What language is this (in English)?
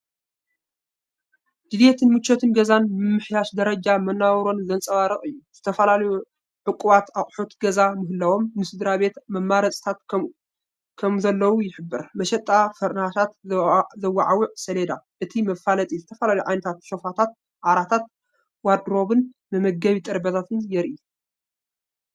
Tigrinya